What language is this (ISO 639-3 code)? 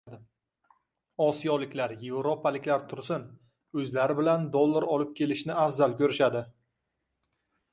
uzb